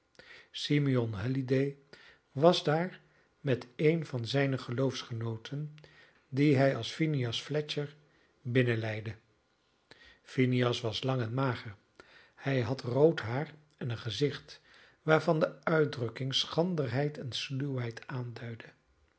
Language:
Dutch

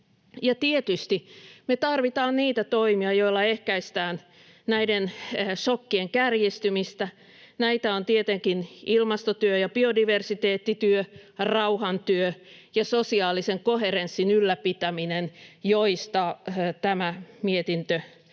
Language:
Finnish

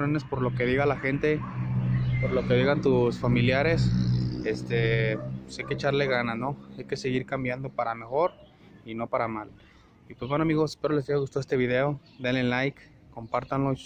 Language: Spanish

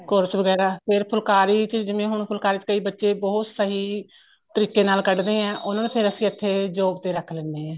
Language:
Punjabi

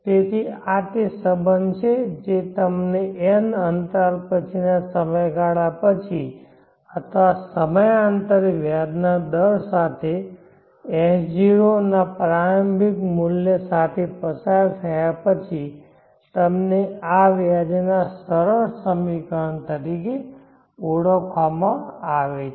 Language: Gujarati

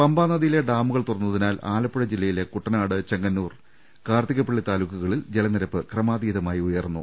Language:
Malayalam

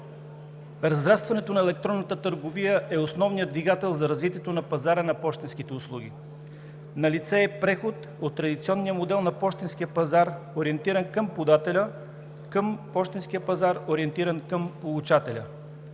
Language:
Bulgarian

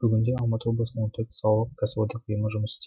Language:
Kazakh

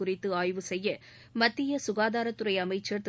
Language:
Tamil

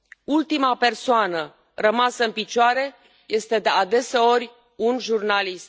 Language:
Romanian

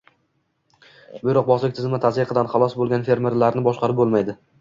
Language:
Uzbek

